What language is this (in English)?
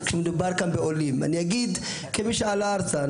Hebrew